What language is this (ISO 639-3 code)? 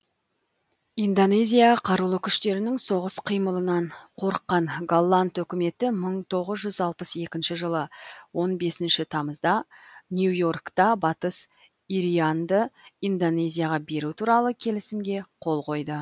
kaz